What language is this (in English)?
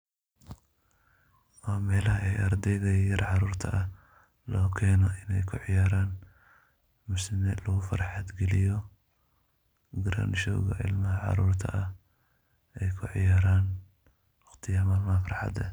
Somali